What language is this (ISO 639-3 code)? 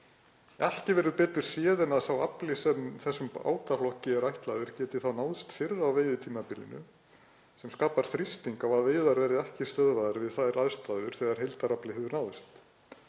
isl